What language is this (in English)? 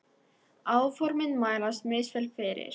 Icelandic